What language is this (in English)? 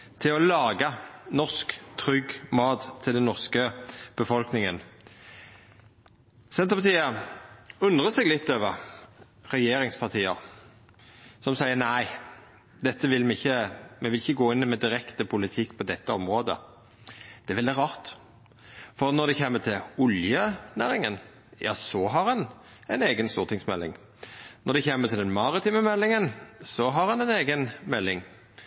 Norwegian Nynorsk